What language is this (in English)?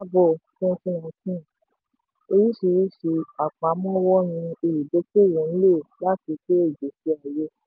Yoruba